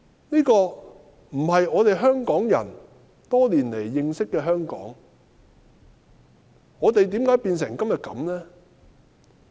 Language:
Cantonese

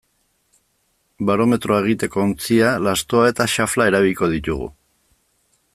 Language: Basque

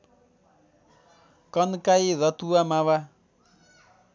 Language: Nepali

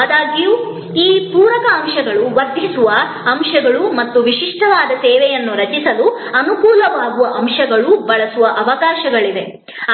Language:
Kannada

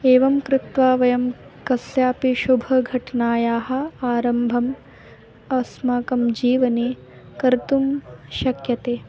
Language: Sanskrit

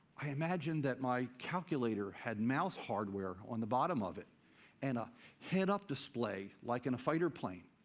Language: English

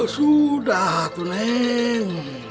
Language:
Indonesian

